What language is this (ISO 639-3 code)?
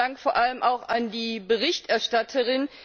deu